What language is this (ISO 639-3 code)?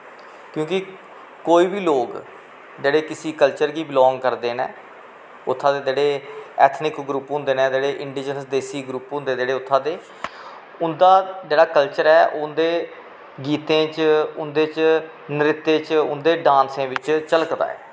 doi